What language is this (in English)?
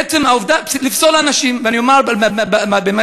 Hebrew